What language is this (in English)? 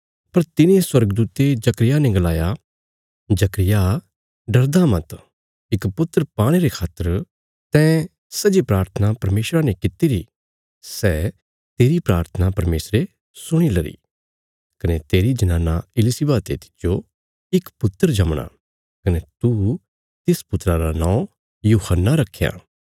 Bilaspuri